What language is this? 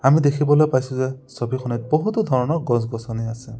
Assamese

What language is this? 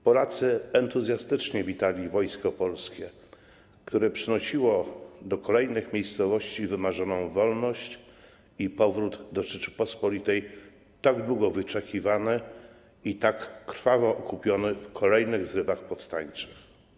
Polish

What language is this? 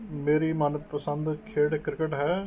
Punjabi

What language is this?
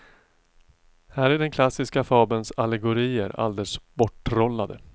Swedish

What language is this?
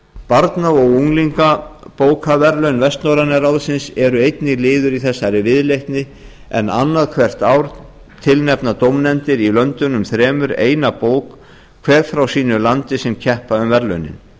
Icelandic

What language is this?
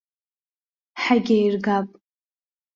Abkhazian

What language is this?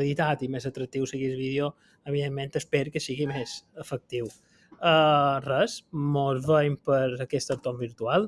Catalan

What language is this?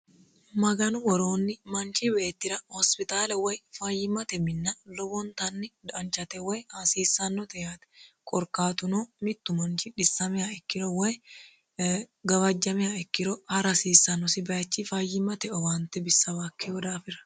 Sidamo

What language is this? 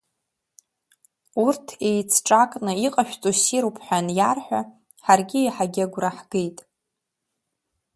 Abkhazian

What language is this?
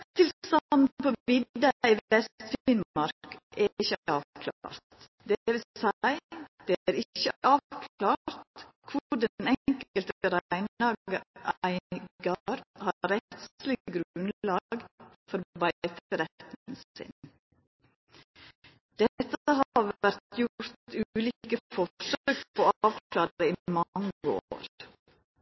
Norwegian Nynorsk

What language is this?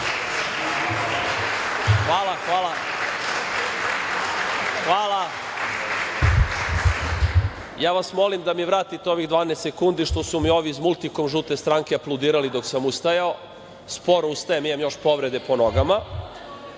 Serbian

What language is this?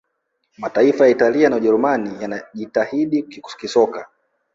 Swahili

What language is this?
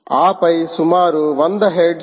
Telugu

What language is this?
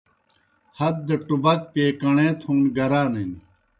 Kohistani Shina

